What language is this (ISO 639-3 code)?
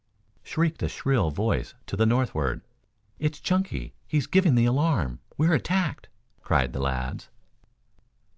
eng